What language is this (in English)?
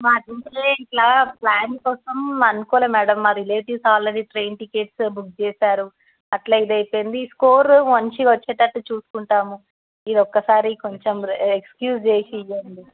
Telugu